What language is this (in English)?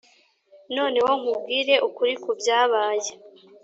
Kinyarwanda